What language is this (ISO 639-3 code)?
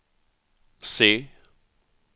swe